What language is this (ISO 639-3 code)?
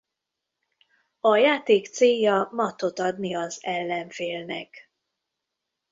hun